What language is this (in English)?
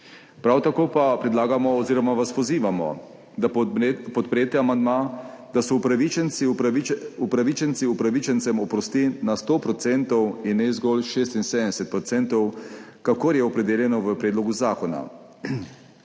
Slovenian